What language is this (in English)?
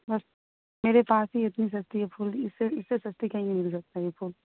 Urdu